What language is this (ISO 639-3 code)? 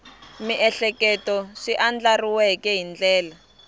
tso